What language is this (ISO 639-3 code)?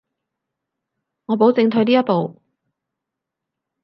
yue